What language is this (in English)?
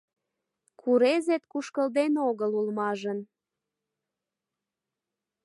Mari